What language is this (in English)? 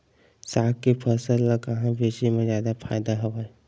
Chhattisgarhi